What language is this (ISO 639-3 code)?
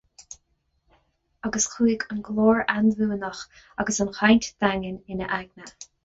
gle